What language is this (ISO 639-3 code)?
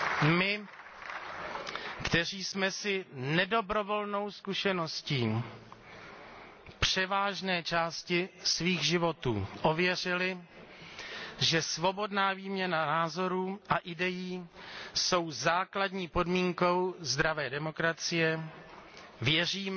ces